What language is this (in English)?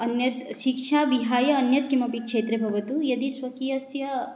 Sanskrit